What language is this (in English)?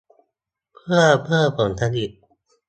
Thai